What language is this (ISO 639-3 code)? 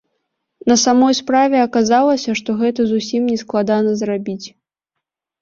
bel